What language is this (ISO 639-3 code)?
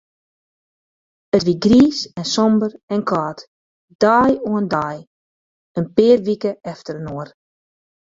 fry